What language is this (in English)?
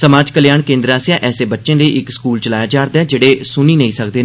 Dogri